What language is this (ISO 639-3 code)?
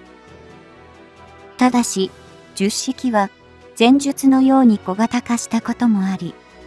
jpn